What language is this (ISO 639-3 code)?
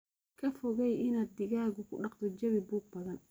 som